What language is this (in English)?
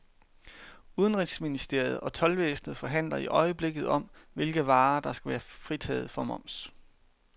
Danish